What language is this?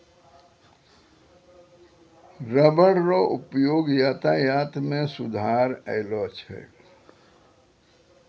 Maithili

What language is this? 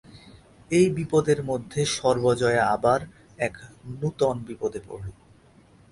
Bangla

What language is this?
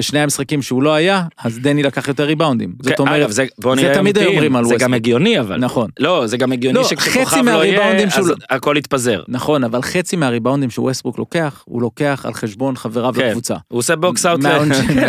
Hebrew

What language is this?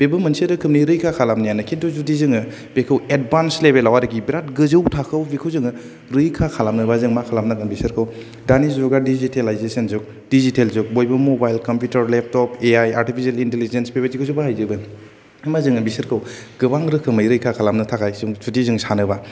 Bodo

